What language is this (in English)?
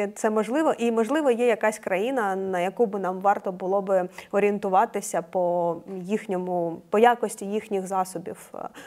Ukrainian